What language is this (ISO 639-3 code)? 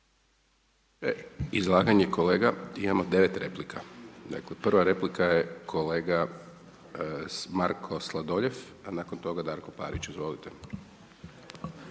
hrv